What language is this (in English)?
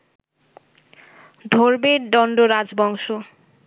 Bangla